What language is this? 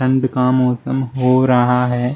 Hindi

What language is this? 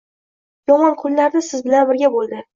Uzbek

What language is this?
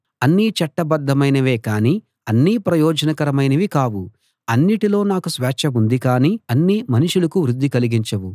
Telugu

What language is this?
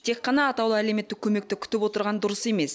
Kazakh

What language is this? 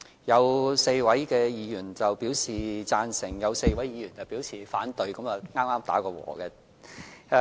Cantonese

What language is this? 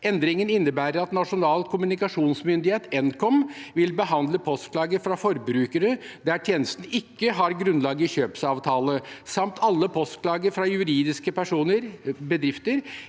Norwegian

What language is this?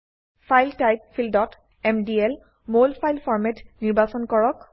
Assamese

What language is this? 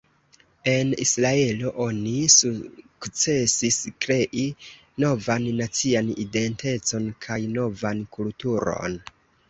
Esperanto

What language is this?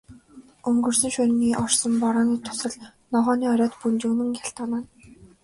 Mongolian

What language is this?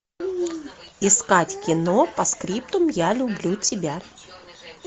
Russian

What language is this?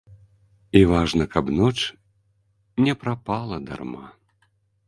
Belarusian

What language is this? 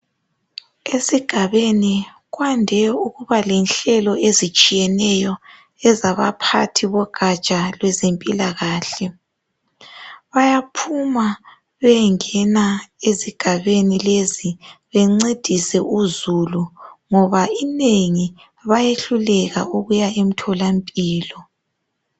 North Ndebele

